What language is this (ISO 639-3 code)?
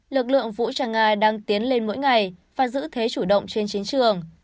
vie